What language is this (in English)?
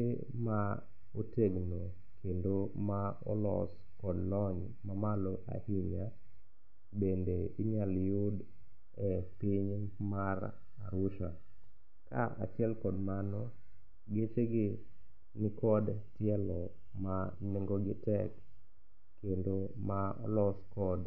Luo (Kenya and Tanzania)